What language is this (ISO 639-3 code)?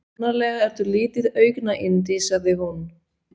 isl